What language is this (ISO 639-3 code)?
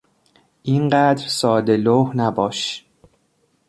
fas